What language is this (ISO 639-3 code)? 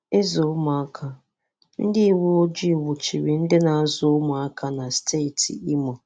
ibo